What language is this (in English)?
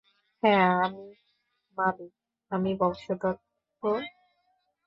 Bangla